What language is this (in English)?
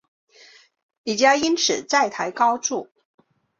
Chinese